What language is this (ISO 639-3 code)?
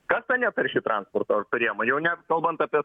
lit